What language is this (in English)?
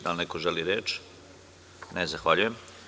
Serbian